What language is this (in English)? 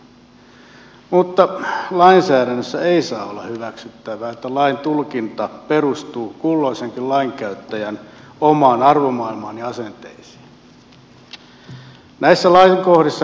Finnish